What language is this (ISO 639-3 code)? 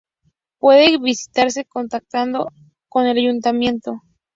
spa